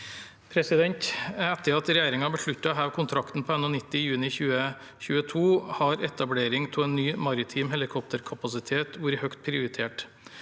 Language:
Norwegian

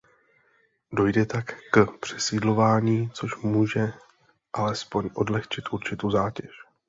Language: Czech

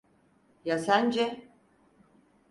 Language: Turkish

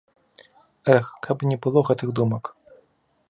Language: Belarusian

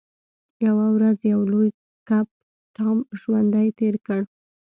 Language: Pashto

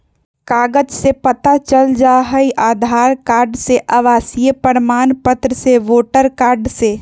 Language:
Magahi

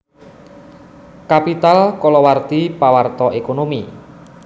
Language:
Javanese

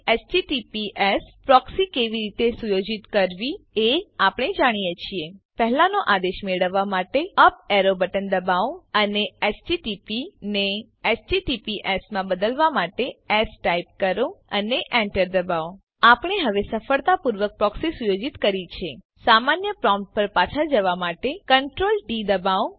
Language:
Gujarati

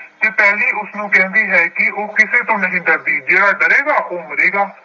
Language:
Punjabi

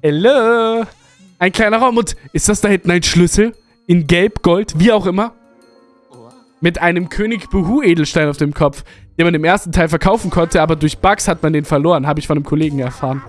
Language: German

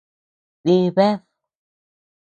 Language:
Tepeuxila Cuicatec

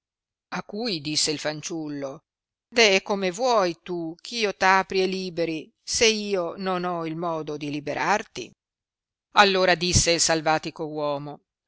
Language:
Italian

